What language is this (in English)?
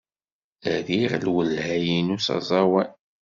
Kabyle